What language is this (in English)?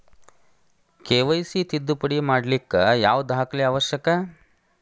Kannada